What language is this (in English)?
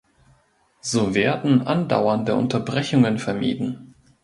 German